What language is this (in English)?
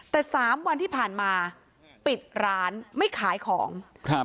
Thai